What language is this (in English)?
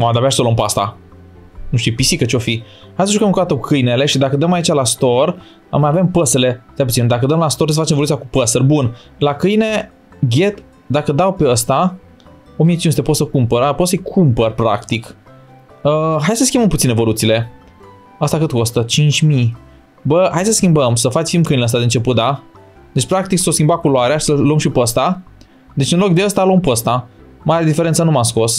Romanian